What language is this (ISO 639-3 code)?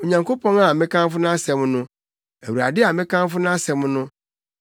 aka